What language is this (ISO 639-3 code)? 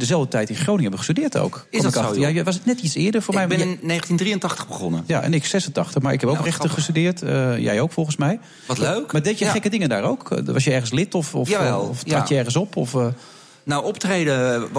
nld